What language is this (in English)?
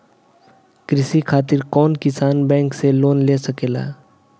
Bhojpuri